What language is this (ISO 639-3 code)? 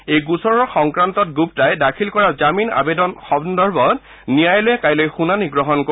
asm